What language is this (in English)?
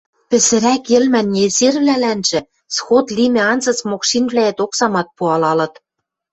Western Mari